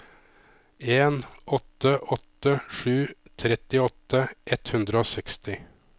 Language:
Norwegian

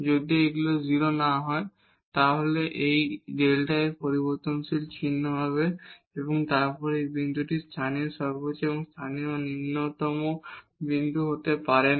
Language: Bangla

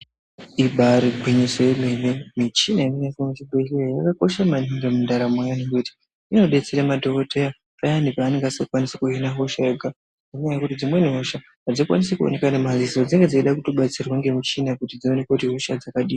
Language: Ndau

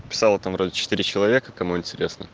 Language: Russian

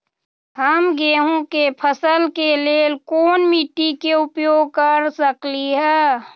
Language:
Magahi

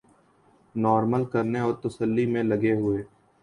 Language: Urdu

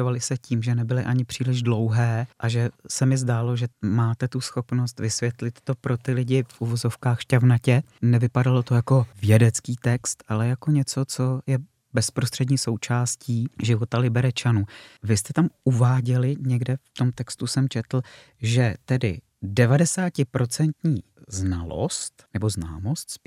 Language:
Czech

